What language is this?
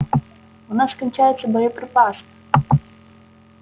Russian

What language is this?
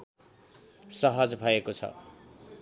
Nepali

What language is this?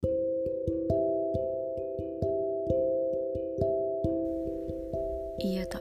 Indonesian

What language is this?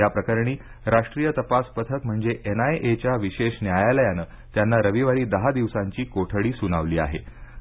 Marathi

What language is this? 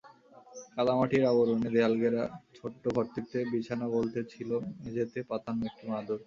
Bangla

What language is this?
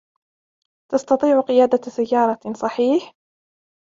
Arabic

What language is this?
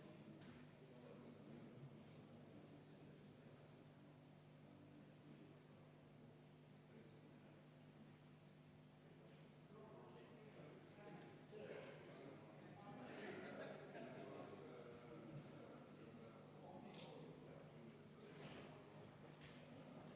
Estonian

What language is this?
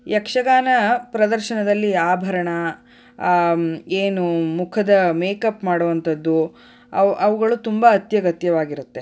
Kannada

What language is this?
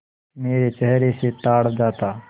Hindi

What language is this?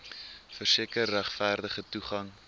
Afrikaans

